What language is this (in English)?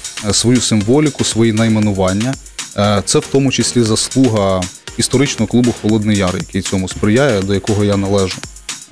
Ukrainian